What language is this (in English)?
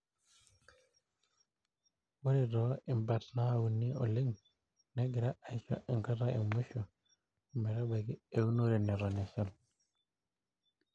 Masai